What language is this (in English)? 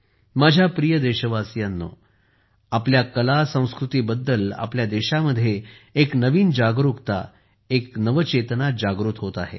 Marathi